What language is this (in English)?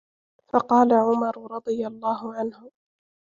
Arabic